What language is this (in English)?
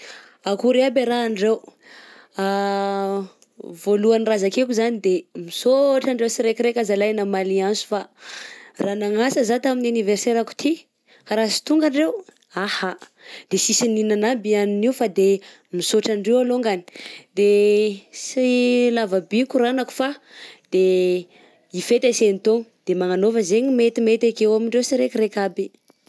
Southern Betsimisaraka Malagasy